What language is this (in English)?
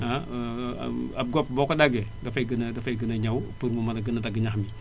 Wolof